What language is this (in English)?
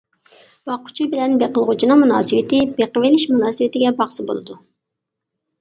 Uyghur